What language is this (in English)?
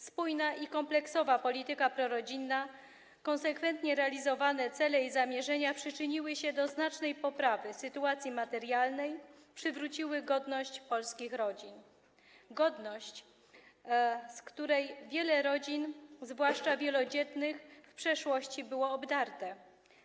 Polish